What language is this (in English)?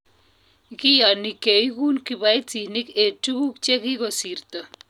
Kalenjin